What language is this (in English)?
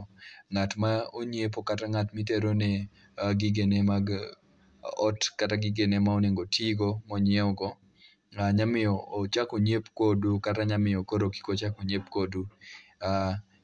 Luo (Kenya and Tanzania)